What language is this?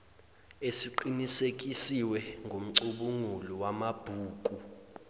Zulu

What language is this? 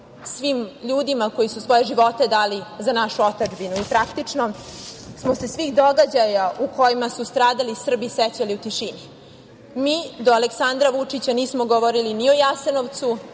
Serbian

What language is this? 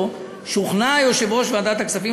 Hebrew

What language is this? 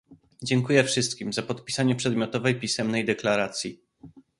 Polish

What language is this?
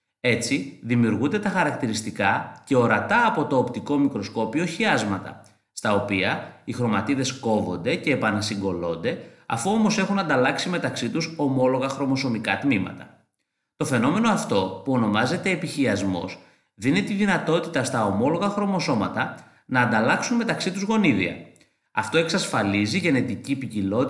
Greek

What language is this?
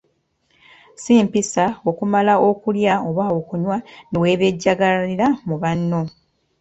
Ganda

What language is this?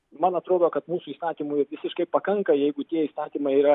Lithuanian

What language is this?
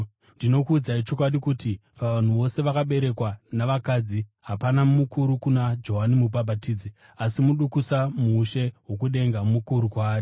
Shona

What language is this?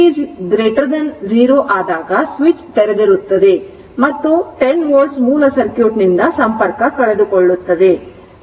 Kannada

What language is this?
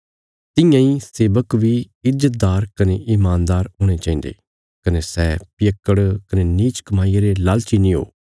Bilaspuri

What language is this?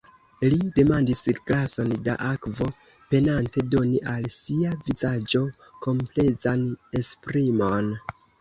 Esperanto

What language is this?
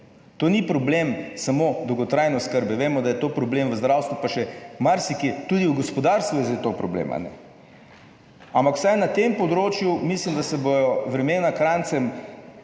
Slovenian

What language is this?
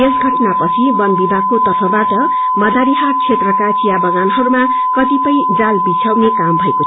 Nepali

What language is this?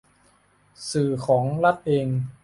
Thai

